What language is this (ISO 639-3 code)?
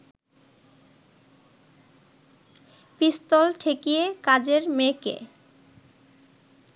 ben